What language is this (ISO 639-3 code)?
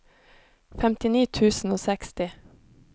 nor